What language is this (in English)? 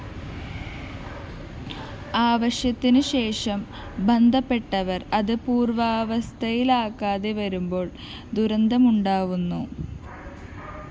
Malayalam